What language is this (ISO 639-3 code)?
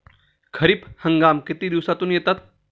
mar